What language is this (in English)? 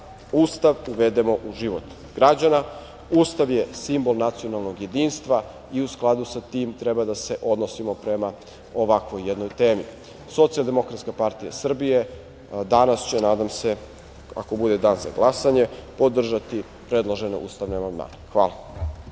Serbian